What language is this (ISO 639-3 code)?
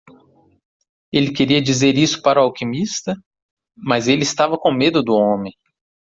por